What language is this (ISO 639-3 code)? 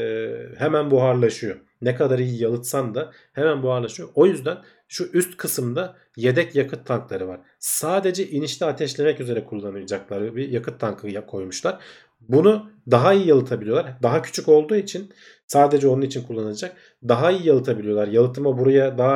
tur